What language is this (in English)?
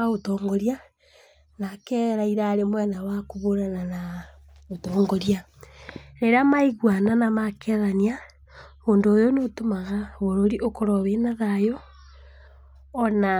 Kikuyu